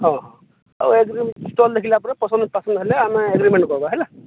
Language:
Odia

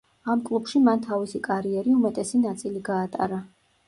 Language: Georgian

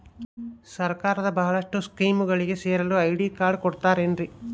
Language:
Kannada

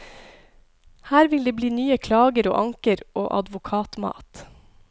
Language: Norwegian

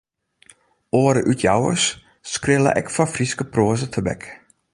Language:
Western Frisian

